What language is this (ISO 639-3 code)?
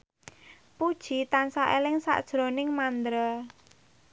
jav